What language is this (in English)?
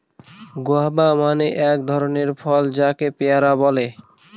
Bangla